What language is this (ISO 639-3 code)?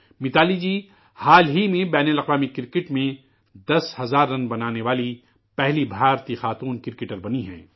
urd